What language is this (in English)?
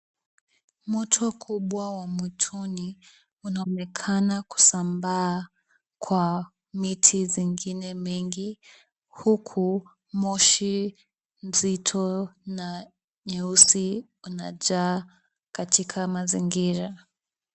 Swahili